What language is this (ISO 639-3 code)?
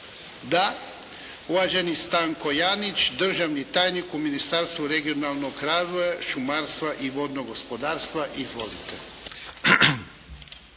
hrv